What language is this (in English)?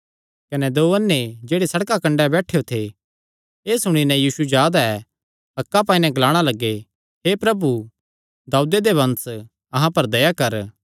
Kangri